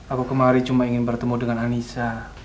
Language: Indonesian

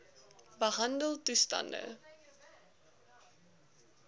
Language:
Afrikaans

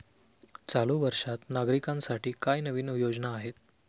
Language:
Marathi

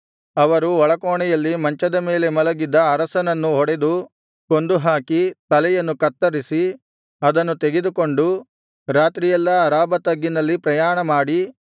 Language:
Kannada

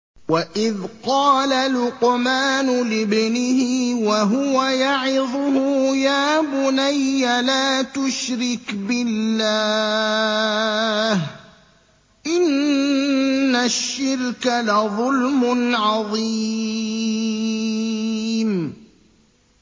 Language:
Arabic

